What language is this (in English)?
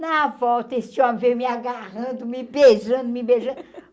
Portuguese